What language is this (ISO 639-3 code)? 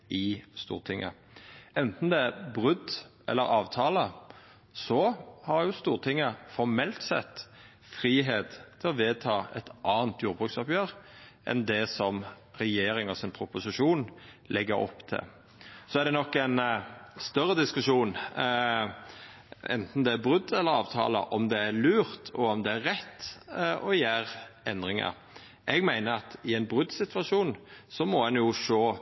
nno